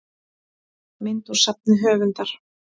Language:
Icelandic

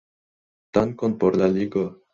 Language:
Esperanto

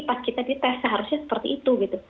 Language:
Indonesian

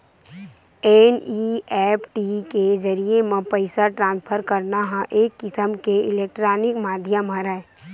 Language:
Chhattisgarhi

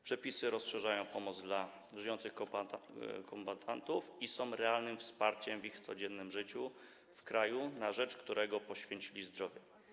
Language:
Polish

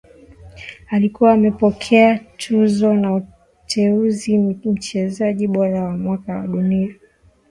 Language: Swahili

